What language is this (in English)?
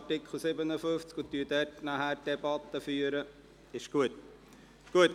Swiss German